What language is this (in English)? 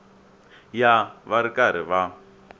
Tsonga